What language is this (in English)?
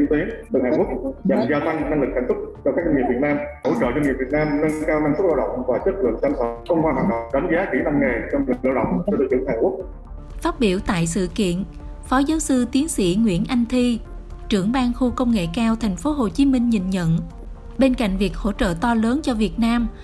Vietnamese